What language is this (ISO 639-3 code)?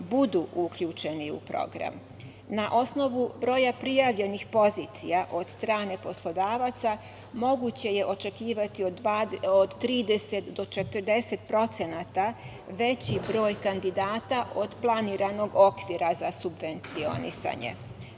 srp